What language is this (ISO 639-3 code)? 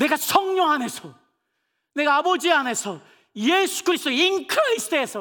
kor